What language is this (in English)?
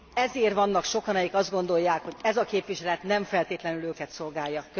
Hungarian